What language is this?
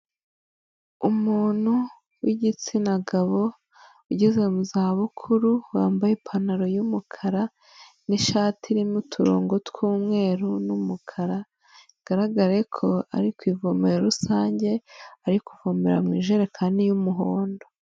Kinyarwanda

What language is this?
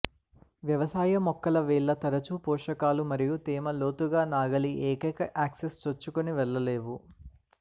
Telugu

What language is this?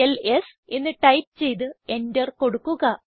Malayalam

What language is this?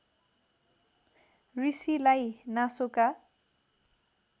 Nepali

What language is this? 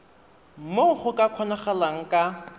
Tswana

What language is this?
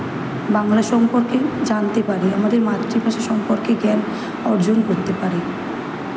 Bangla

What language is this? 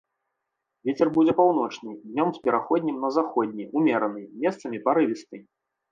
Belarusian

